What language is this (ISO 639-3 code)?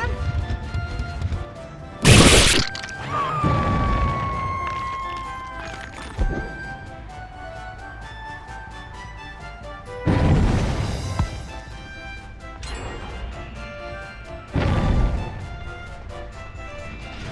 jpn